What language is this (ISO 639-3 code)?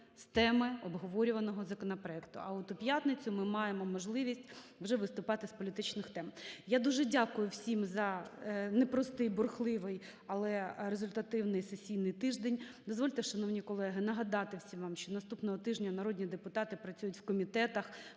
ukr